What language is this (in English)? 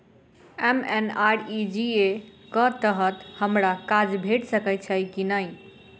Maithili